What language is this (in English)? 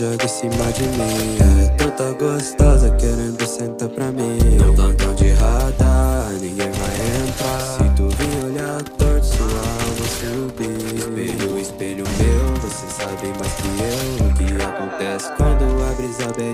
Portuguese